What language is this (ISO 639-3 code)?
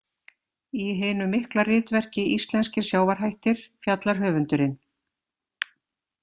isl